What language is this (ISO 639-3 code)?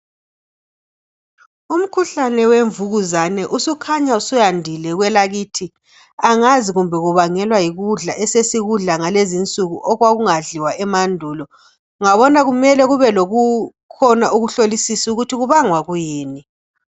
nde